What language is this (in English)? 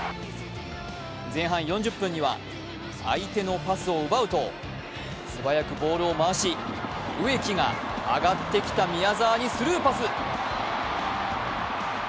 Japanese